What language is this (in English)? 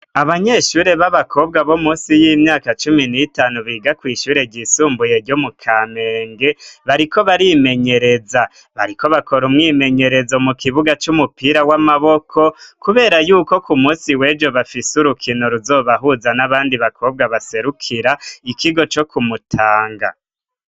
Rundi